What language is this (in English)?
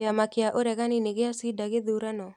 Kikuyu